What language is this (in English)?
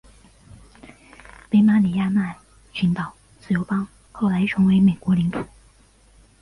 Chinese